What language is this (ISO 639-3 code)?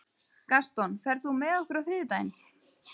isl